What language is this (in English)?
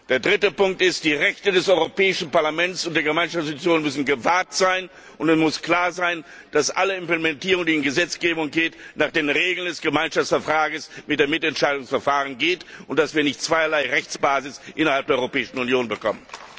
German